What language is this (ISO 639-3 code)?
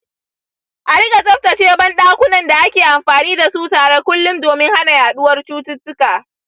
hau